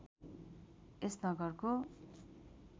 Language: Nepali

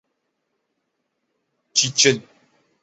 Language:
Urdu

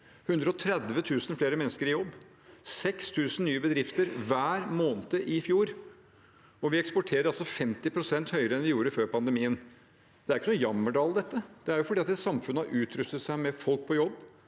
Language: Norwegian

